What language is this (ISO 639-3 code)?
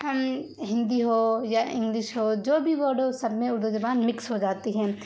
urd